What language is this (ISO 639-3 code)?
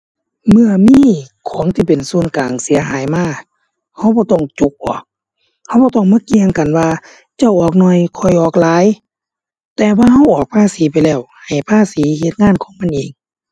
tha